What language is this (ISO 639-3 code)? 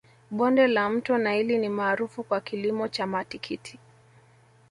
swa